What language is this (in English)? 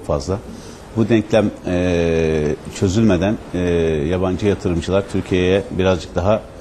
Turkish